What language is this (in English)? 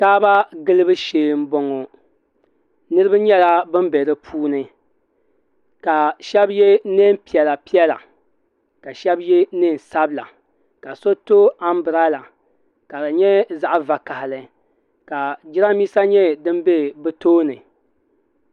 Dagbani